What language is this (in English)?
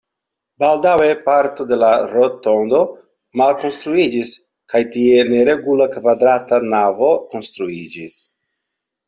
Esperanto